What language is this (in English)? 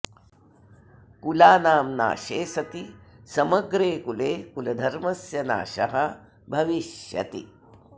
Sanskrit